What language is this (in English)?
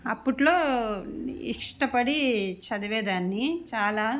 Telugu